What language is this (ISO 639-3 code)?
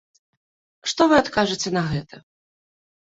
bel